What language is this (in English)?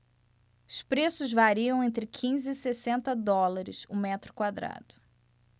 Portuguese